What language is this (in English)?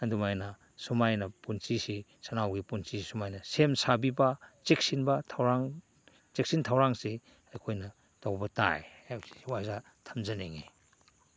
Manipuri